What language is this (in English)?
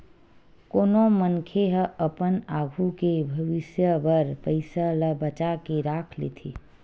Chhattisgarhi